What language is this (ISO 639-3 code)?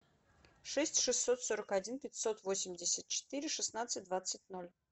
rus